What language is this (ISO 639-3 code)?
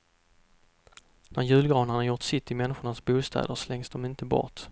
swe